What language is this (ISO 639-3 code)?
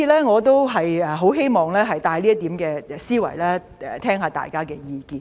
yue